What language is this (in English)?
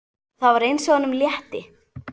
Icelandic